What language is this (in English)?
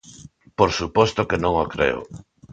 Galician